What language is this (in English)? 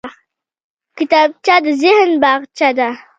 Pashto